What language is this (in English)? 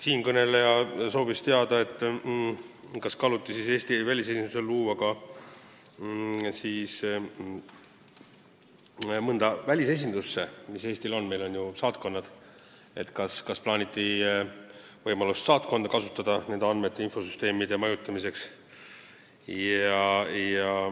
Estonian